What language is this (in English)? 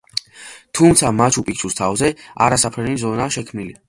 Georgian